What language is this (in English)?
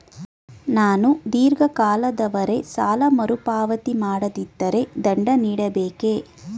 Kannada